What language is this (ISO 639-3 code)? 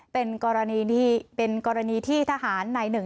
tha